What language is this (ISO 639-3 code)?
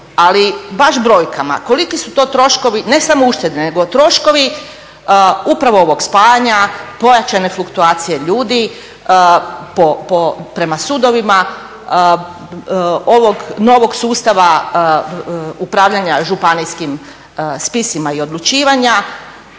hrv